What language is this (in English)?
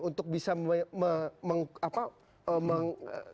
Indonesian